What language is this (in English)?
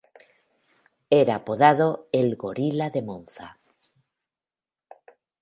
Spanish